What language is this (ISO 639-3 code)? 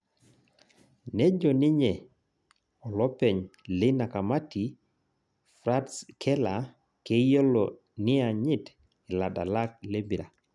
mas